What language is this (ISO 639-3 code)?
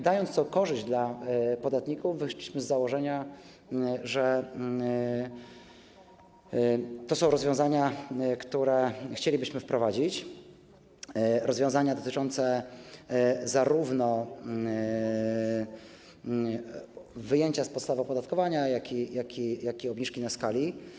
pol